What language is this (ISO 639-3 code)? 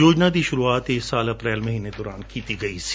pan